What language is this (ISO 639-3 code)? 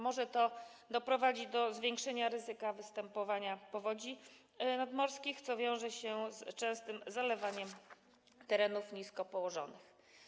pol